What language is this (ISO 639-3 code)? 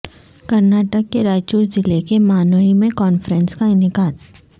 urd